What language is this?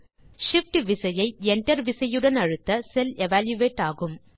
Tamil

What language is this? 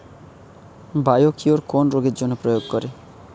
Bangla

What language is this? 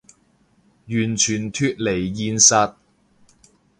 Cantonese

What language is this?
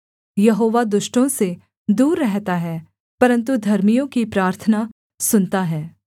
Hindi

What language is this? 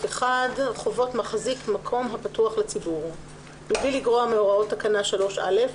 Hebrew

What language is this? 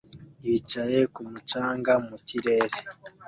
Kinyarwanda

